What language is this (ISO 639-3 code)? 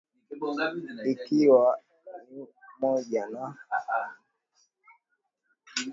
swa